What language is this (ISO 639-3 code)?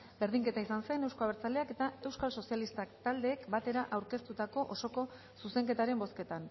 eus